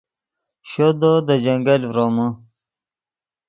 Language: Yidgha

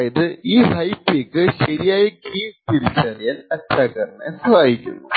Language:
Malayalam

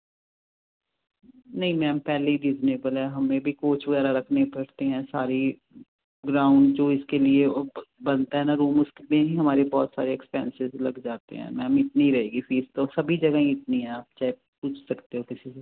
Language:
Punjabi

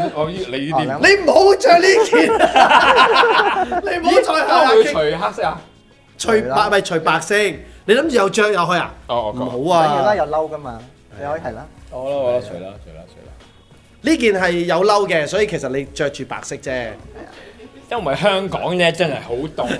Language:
Chinese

